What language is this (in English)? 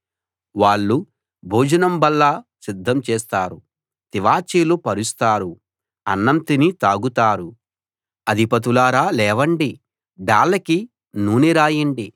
Telugu